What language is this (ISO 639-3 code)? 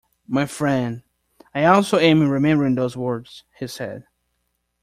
eng